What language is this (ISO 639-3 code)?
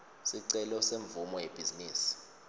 ssw